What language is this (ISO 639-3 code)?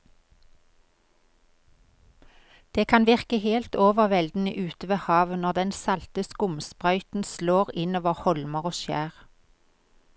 nor